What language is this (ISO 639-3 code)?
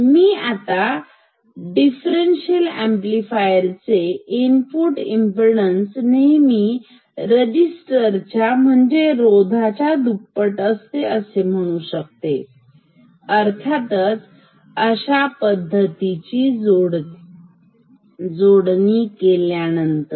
mar